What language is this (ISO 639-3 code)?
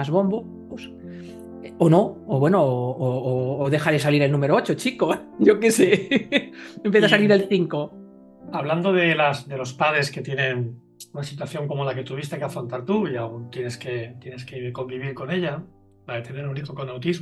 spa